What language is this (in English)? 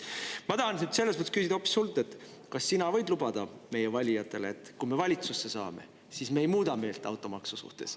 Estonian